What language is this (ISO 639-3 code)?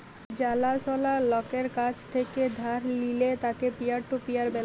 ben